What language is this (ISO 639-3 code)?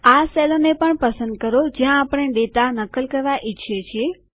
guj